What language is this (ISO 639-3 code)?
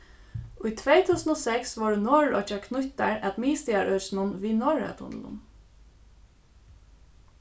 fao